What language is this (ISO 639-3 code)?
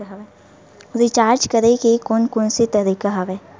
hne